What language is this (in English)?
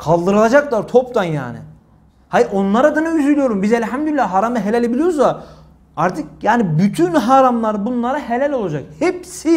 Turkish